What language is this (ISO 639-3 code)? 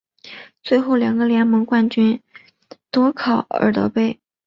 zho